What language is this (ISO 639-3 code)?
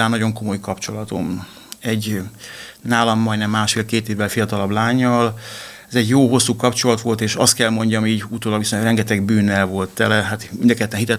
hun